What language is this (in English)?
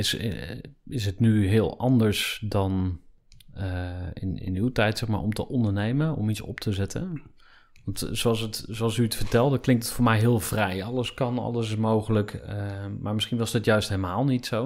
Dutch